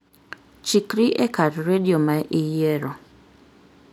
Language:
Luo (Kenya and Tanzania)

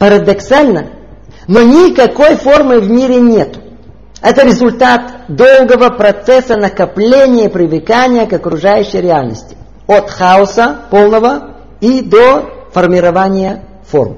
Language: Russian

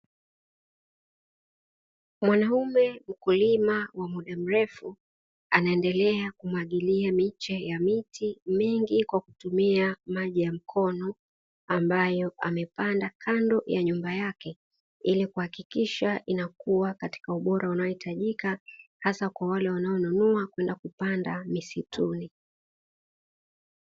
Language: Swahili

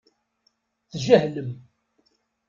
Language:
Kabyle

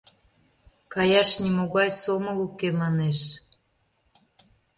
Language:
Mari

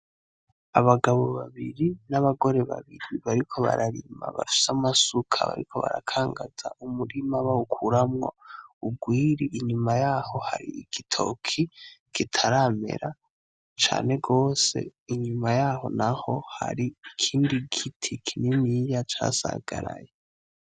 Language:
Rundi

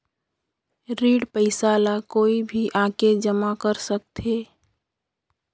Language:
Chhattisgarhi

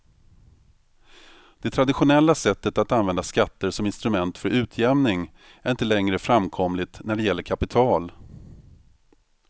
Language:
Swedish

